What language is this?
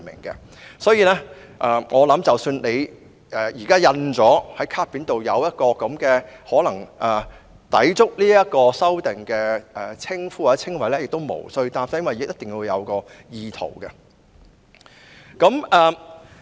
Cantonese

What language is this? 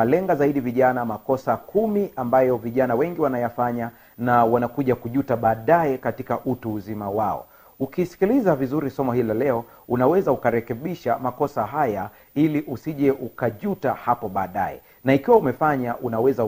Swahili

